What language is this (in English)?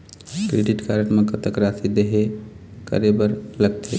Chhattisgarhi